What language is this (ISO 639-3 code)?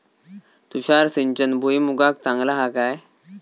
mar